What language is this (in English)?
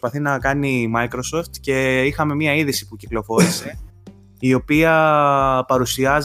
Greek